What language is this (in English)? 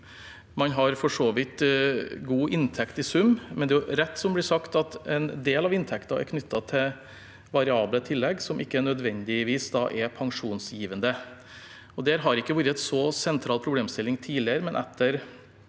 Norwegian